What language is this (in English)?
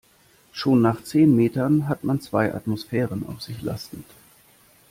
German